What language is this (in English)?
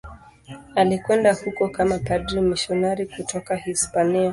Swahili